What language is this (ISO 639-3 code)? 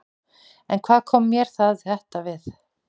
isl